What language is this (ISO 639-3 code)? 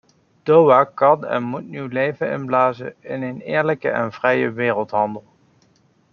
nld